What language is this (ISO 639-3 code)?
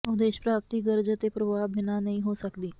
pan